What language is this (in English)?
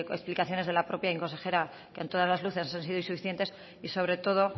Spanish